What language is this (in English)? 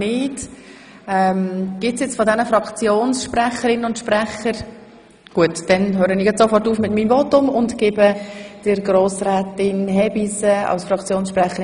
Swiss German